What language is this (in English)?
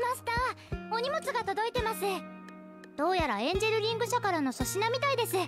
Japanese